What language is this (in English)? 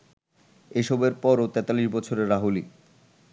Bangla